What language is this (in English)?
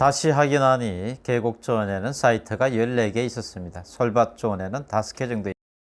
Korean